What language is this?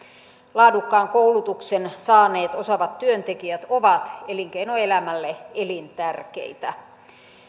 Finnish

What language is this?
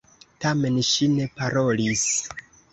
Esperanto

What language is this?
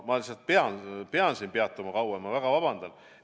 Estonian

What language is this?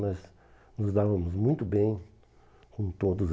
Portuguese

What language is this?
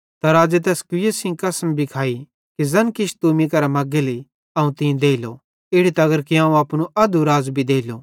Bhadrawahi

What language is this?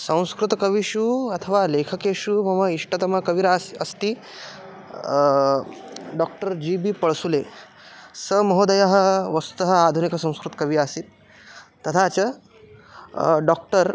Sanskrit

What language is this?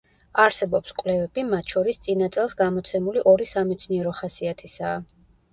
Georgian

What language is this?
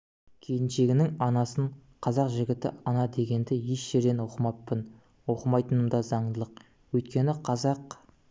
Kazakh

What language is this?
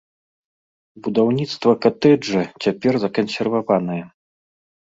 Belarusian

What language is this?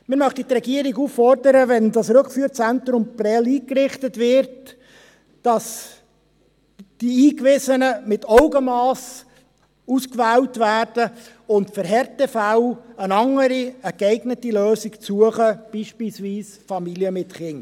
Swiss German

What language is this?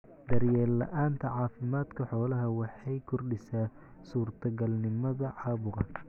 Somali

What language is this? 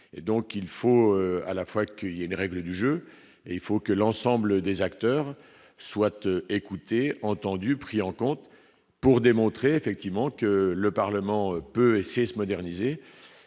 French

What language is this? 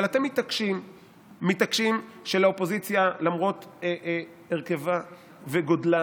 Hebrew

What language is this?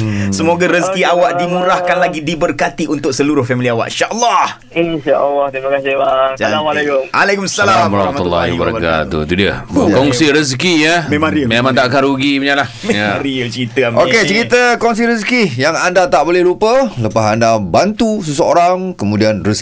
Malay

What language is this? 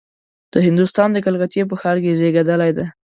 Pashto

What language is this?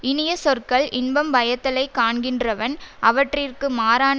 Tamil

